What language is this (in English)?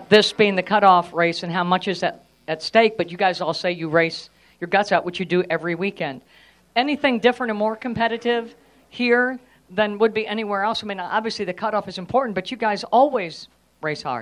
English